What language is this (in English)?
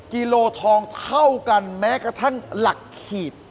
Thai